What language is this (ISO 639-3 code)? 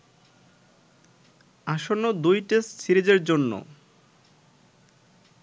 ben